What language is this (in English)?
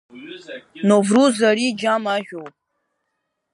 Abkhazian